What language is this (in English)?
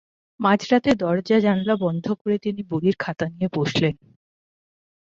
Bangla